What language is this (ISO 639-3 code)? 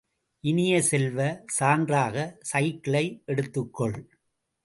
tam